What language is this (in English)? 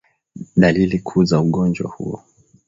Swahili